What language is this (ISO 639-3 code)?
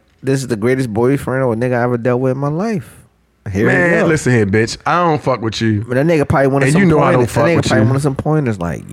eng